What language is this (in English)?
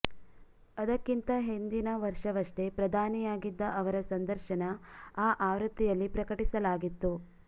Kannada